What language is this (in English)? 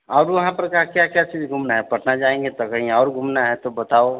Hindi